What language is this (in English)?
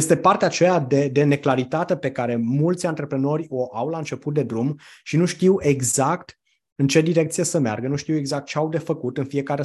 Romanian